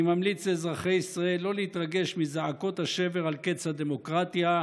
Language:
Hebrew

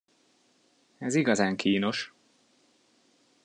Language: Hungarian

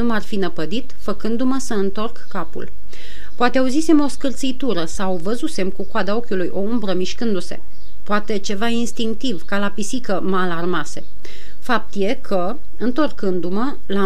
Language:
Romanian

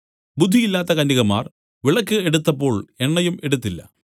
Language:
Malayalam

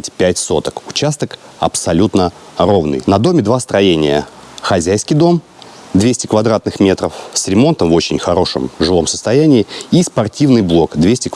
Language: Russian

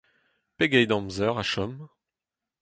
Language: Breton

